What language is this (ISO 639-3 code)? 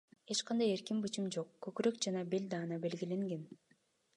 kir